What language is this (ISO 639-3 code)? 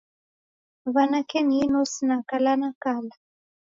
dav